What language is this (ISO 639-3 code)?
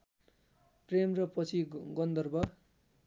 nep